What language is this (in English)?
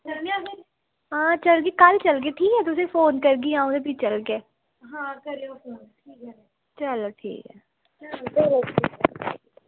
Dogri